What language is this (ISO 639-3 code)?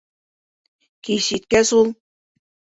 bak